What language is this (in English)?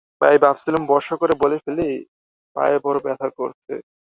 Bangla